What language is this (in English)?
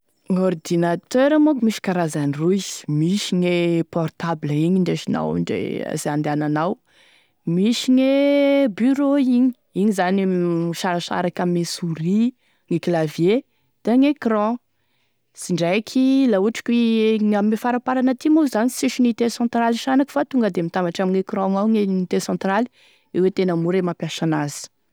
Tesaka Malagasy